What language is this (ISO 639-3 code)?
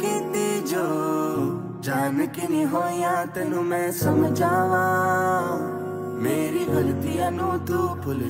ara